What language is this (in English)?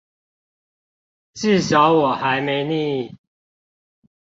Chinese